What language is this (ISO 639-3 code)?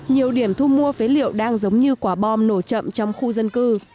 vie